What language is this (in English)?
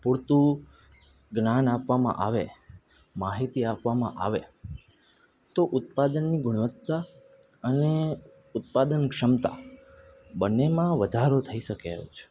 Gujarati